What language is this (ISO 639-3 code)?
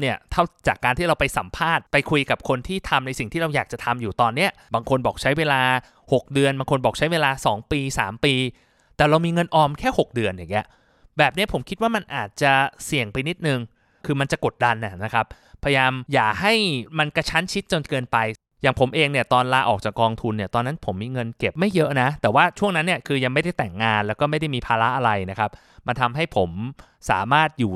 tha